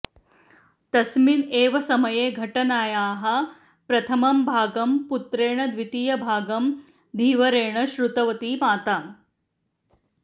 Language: Sanskrit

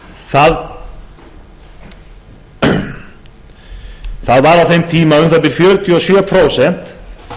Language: Icelandic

